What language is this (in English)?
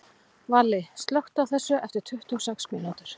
Icelandic